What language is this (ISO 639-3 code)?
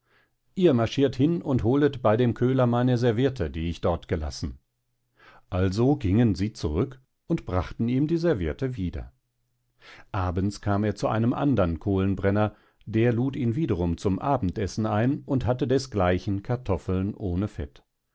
deu